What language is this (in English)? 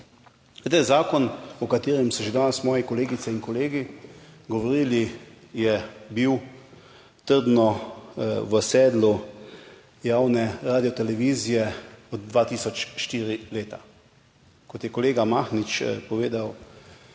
Slovenian